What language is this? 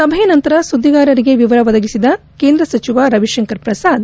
Kannada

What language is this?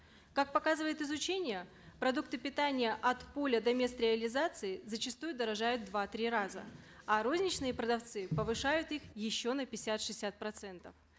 Kazakh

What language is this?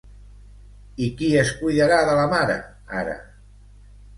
Catalan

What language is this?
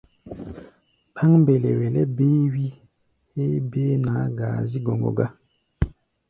Gbaya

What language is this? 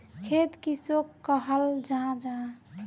Magahi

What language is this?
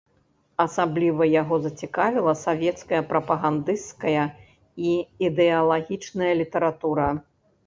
Belarusian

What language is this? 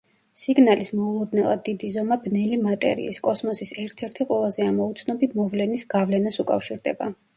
Georgian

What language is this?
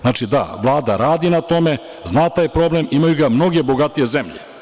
Serbian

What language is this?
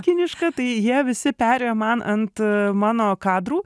Lithuanian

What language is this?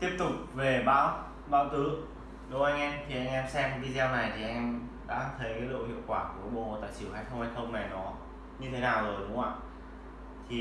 Vietnamese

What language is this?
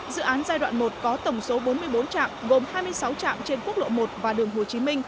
Vietnamese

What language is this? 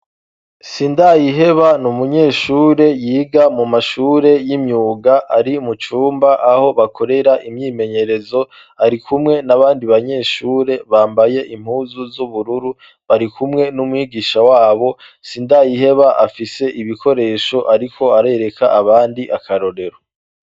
Rundi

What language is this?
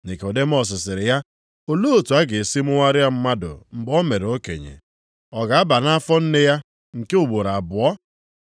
Igbo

